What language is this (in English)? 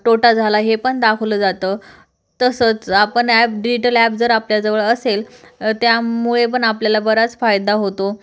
Marathi